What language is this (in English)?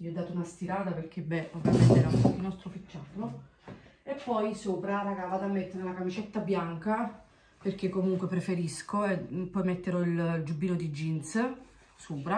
Italian